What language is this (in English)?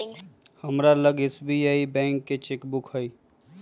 Magahi